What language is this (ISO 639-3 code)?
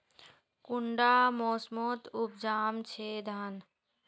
mag